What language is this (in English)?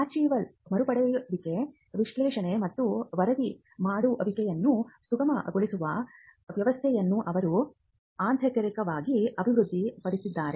Kannada